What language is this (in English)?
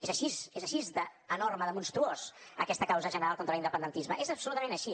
Catalan